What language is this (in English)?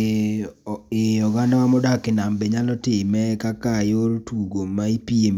Luo (Kenya and Tanzania)